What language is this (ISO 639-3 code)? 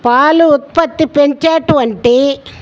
tel